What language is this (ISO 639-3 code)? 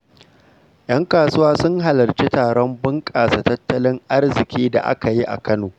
hau